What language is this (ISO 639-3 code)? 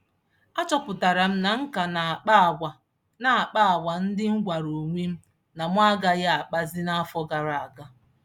ibo